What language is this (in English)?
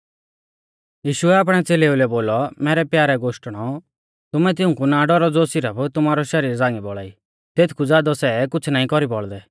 Mahasu Pahari